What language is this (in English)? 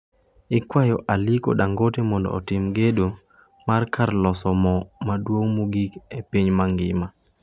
Luo (Kenya and Tanzania)